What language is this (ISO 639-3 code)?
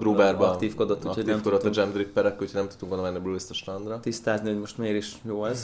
hun